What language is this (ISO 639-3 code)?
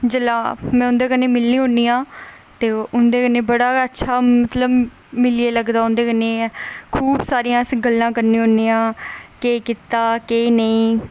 doi